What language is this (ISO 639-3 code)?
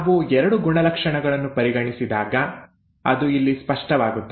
kan